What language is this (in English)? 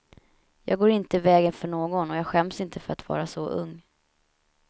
Swedish